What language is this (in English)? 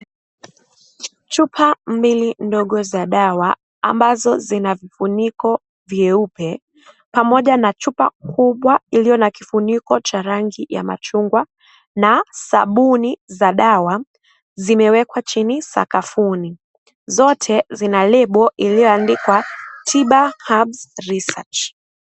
Swahili